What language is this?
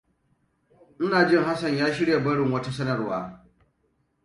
Hausa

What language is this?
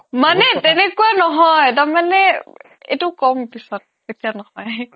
Assamese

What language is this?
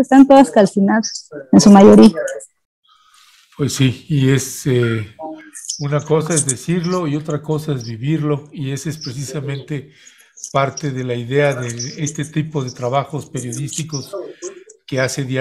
Spanish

